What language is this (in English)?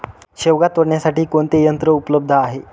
Marathi